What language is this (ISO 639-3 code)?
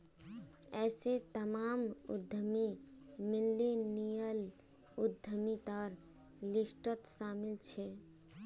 mag